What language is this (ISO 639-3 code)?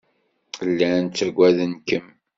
kab